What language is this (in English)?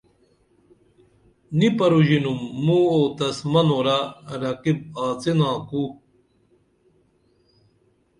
Dameli